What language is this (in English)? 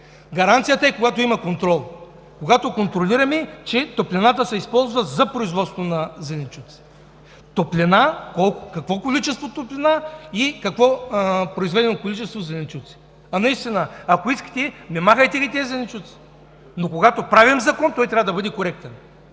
Bulgarian